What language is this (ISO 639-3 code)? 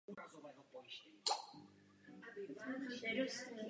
ces